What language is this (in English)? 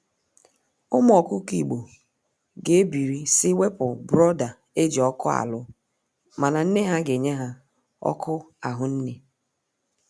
Igbo